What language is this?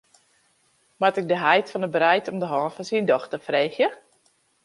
Western Frisian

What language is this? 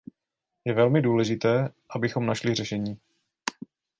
Czech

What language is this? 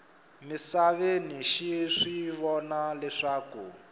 Tsonga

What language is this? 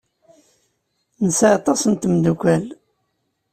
Kabyle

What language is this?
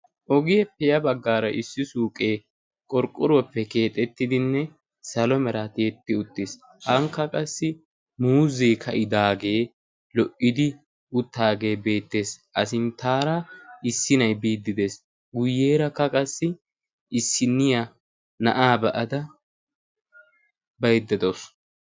Wolaytta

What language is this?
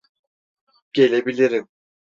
Turkish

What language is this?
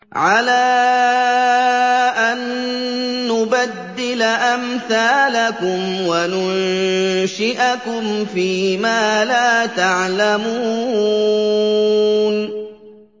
Arabic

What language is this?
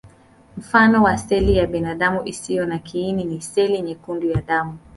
Swahili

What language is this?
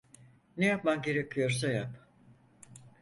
Turkish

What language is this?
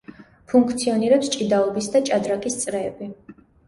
Georgian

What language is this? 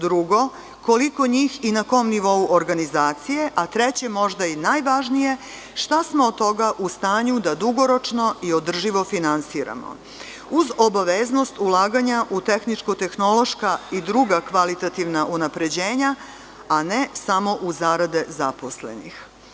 Serbian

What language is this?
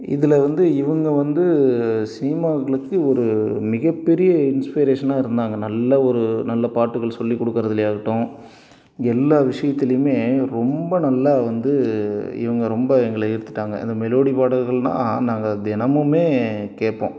Tamil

